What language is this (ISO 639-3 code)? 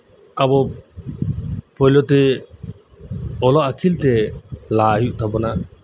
sat